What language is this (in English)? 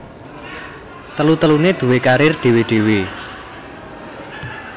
Javanese